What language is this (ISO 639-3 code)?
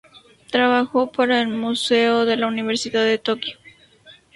spa